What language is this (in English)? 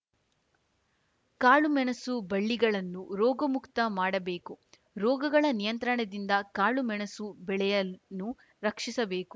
Kannada